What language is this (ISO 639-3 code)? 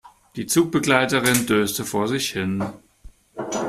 deu